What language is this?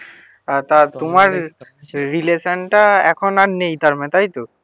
Bangla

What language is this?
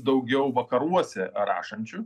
Lithuanian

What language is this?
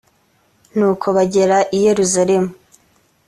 Kinyarwanda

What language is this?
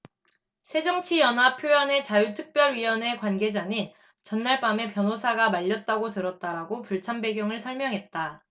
Korean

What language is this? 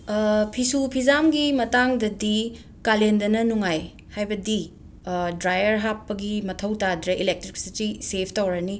Manipuri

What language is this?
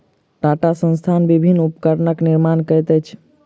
Maithili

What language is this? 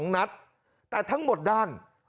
Thai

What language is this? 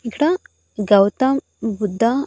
Telugu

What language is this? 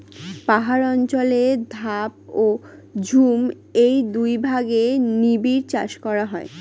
Bangla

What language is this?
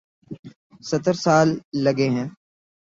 Urdu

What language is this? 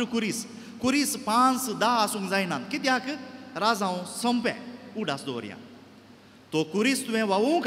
Romanian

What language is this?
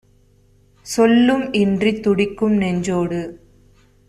Tamil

